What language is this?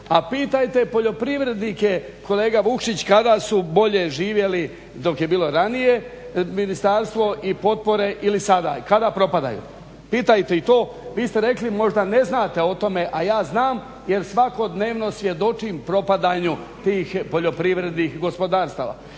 Croatian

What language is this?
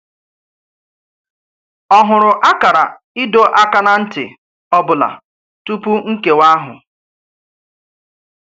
Igbo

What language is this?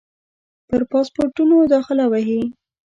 Pashto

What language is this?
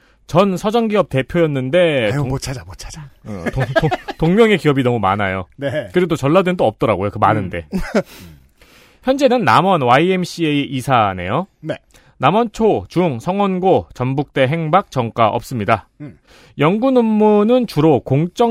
Korean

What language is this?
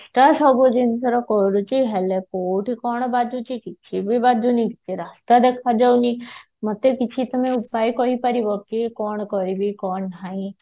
Odia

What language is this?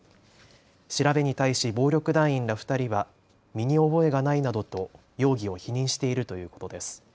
Japanese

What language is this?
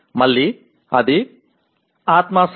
Telugu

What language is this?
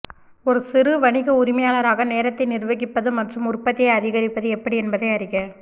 Tamil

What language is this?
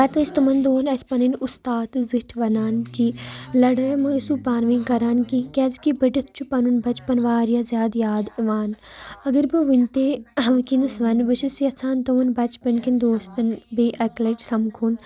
Kashmiri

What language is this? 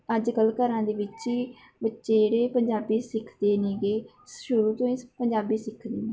Punjabi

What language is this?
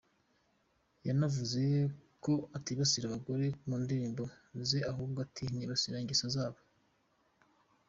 Kinyarwanda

